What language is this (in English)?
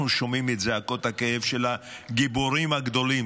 Hebrew